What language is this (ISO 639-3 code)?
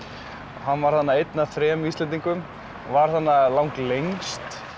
isl